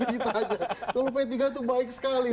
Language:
Indonesian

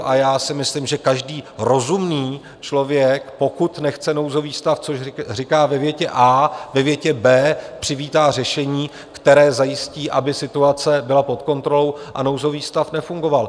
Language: Czech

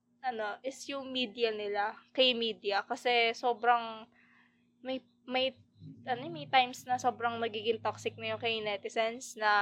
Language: Filipino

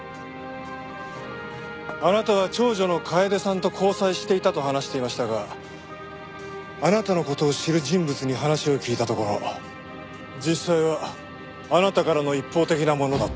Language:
Japanese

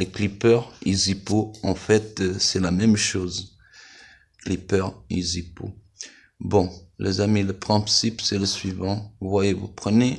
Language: French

